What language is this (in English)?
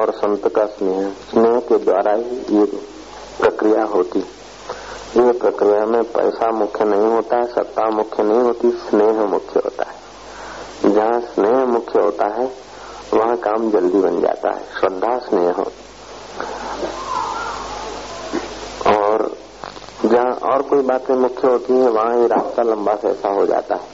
Hindi